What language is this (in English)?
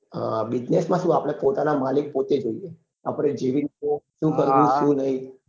Gujarati